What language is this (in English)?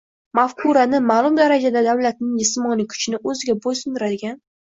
Uzbek